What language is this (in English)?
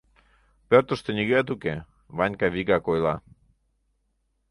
Mari